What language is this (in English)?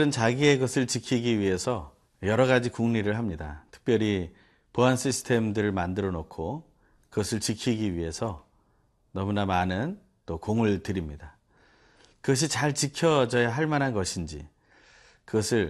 Korean